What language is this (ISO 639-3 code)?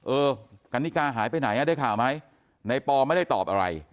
tha